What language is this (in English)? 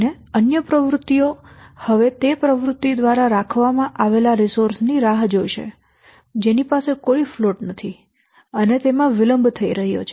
Gujarati